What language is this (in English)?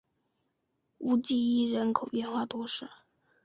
Chinese